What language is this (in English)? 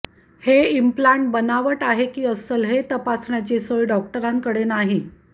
Marathi